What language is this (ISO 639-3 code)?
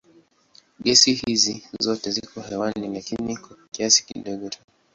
swa